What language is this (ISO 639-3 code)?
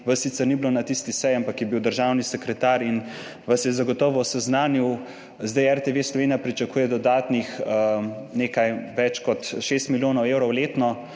slv